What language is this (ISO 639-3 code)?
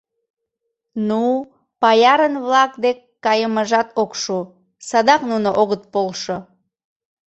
chm